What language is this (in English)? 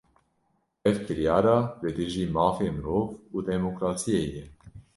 Kurdish